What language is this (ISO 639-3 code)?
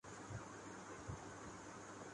urd